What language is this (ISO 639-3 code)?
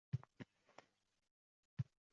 uzb